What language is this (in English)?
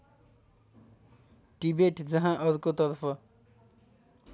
Nepali